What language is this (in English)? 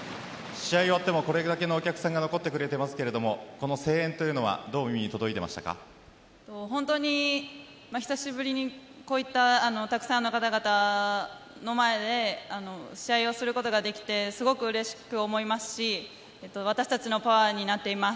Japanese